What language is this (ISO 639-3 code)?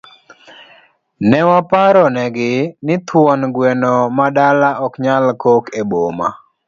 luo